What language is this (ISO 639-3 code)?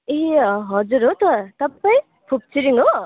nep